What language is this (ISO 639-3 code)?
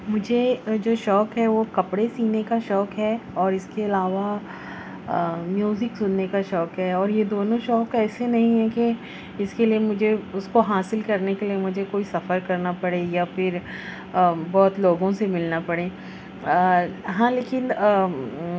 urd